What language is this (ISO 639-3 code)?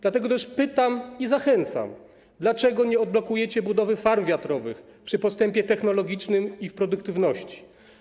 pol